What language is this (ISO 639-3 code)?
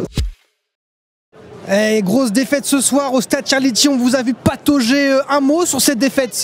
fra